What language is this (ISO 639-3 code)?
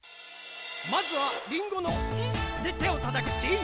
jpn